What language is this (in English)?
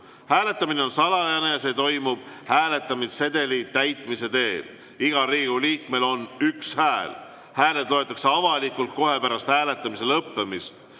Estonian